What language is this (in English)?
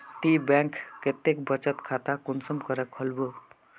Magahi